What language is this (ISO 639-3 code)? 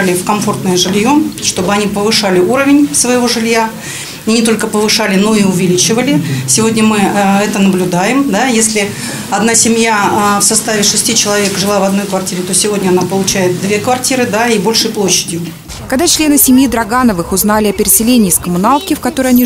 rus